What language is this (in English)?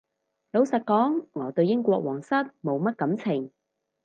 Cantonese